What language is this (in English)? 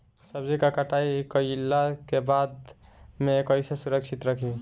Bhojpuri